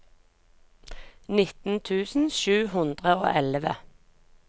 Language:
Norwegian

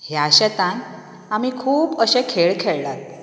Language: Konkani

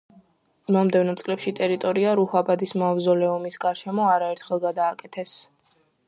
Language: Georgian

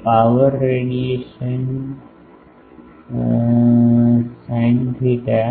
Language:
Gujarati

